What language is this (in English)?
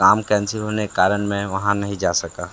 Hindi